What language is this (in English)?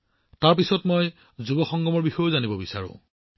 Assamese